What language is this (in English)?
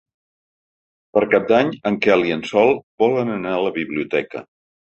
Catalan